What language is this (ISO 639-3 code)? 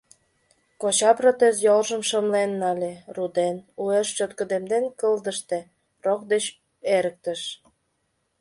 chm